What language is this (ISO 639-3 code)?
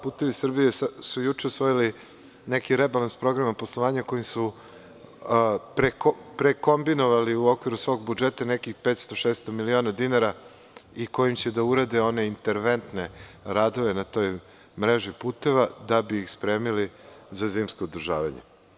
srp